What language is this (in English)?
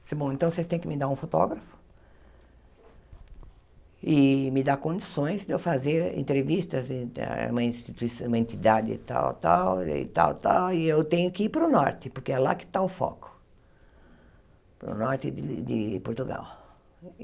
Portuguese